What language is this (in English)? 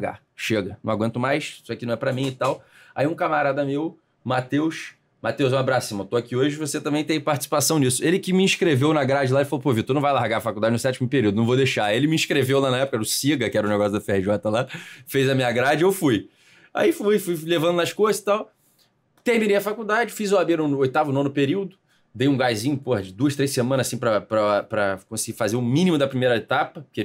Portuguese